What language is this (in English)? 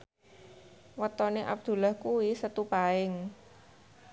Javanese